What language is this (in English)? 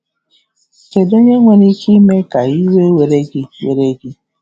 Igbo